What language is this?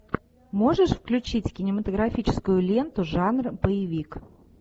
Russian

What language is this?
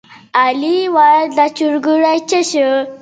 Pashto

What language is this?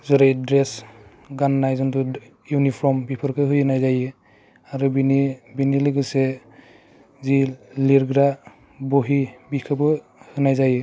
Bodo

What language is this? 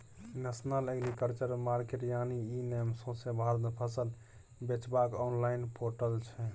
Maithili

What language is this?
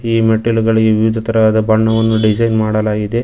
Kannada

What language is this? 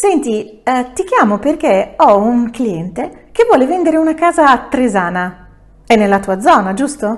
Italian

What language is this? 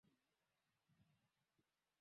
Swahili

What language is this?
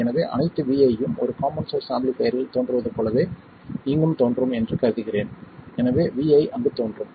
Tamil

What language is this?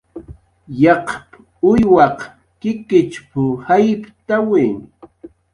Jaqaru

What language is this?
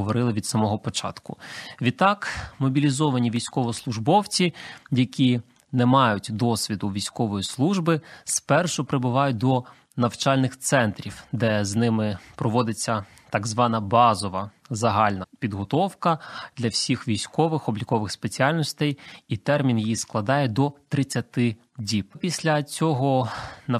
Ukrainian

